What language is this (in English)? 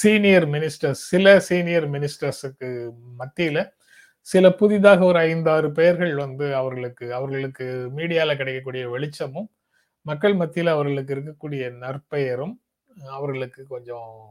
Tamil